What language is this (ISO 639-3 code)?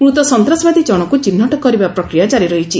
ori